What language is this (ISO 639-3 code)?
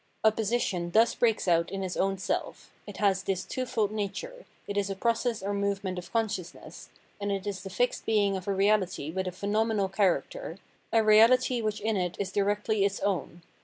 eng